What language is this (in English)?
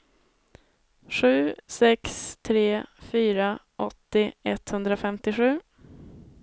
Swedish